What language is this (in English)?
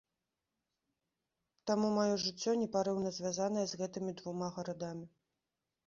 Belarusian